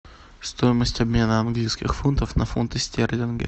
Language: Russian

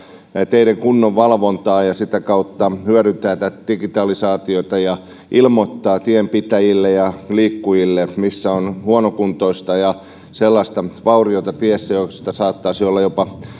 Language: Finnish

